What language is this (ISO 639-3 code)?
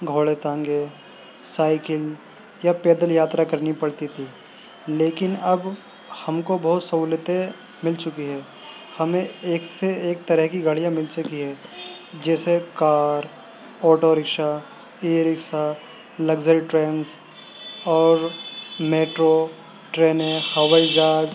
urd